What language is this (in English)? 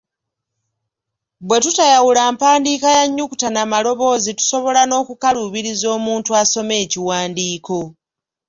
Ganda